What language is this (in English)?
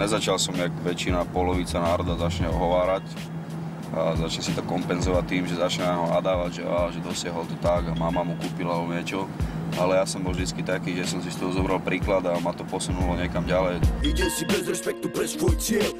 Slovak